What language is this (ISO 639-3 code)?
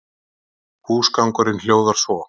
isl